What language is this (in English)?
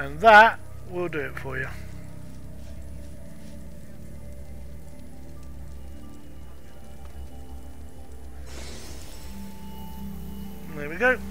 English